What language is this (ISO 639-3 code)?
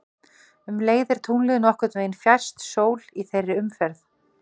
isl